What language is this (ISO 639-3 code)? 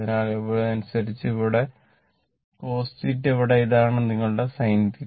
mal